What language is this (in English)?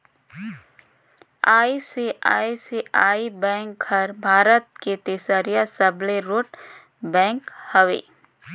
Chhattisgarhi